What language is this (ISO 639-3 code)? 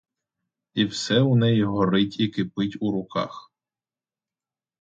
ukr